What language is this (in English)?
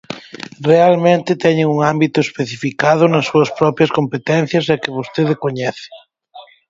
Galician